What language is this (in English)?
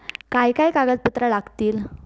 Marathi